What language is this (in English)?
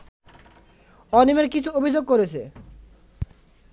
Bangla